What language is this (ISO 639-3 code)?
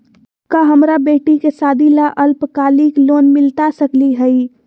mag